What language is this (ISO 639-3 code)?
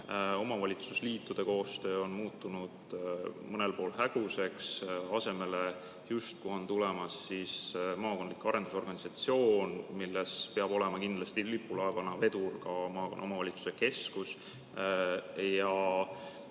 est